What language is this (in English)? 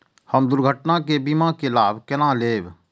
Maithili